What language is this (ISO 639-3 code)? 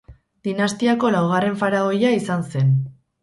eus